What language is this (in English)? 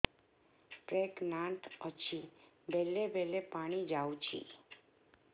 Odia